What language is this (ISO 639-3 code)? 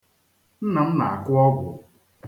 ibo